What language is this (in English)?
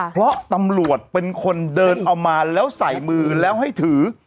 Thai